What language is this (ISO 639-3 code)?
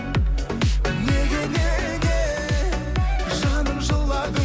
kaz